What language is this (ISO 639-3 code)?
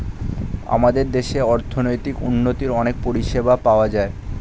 ben